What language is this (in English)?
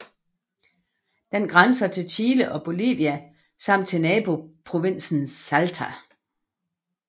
Danish